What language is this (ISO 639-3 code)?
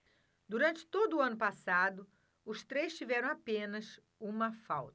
por